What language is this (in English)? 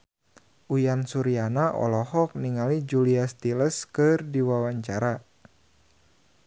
Sundanese